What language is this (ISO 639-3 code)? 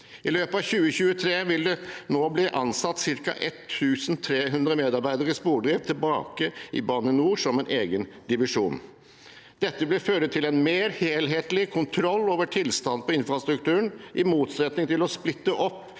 nor